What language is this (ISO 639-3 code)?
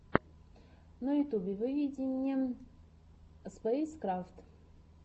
rus